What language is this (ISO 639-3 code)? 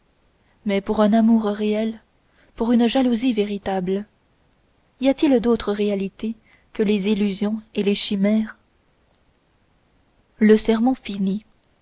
fra